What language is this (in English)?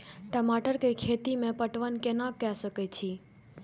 Maithili